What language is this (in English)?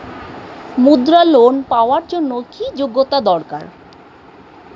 Bangla